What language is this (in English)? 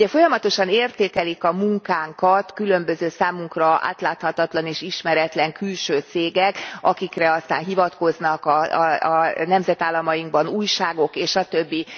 Hungarian